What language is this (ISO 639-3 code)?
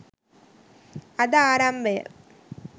sin